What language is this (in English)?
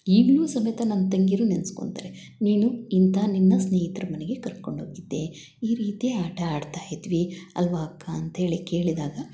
Kannada